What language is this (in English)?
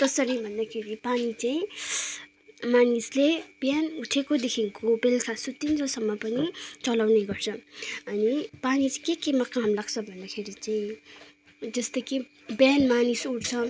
Nepali